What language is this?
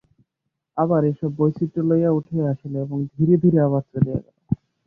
Bangla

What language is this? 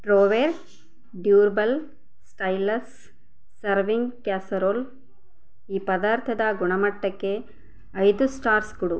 Kannada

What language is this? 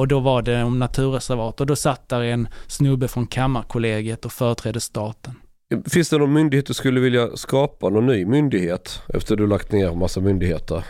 Swedish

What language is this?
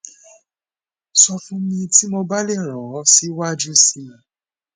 Yoruba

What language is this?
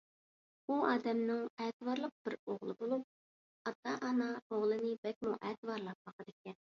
Uyghur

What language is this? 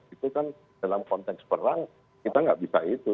Indonesian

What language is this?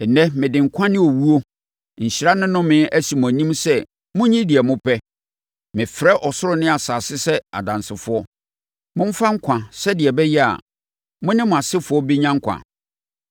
Akan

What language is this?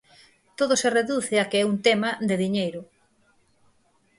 Galician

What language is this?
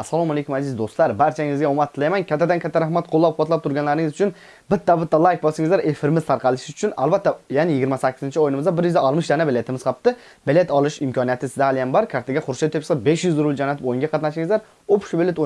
Turkish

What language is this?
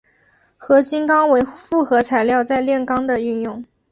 Chinese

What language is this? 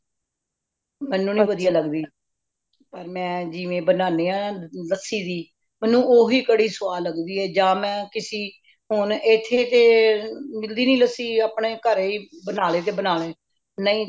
Punjabi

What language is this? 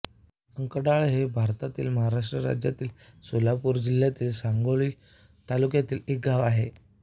Marathi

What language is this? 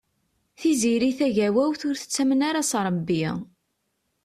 Kabyle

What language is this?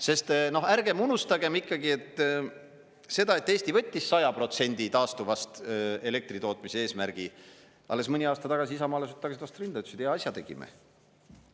Estonian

